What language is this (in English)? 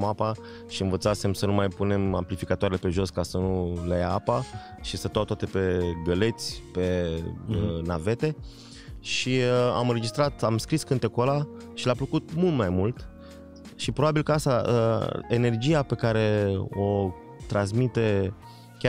Romanian